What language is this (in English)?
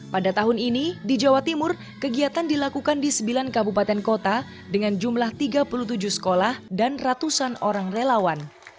Indonesian